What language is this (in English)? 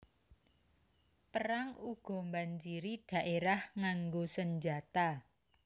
Javanese